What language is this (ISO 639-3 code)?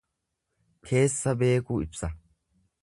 orm